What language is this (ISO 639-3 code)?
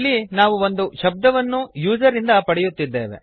kan